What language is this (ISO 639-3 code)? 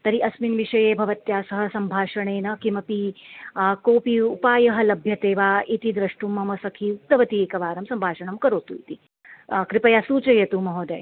san